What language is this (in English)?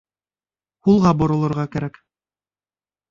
Bashkir